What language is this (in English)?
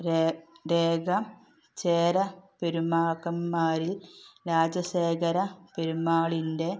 Malayalam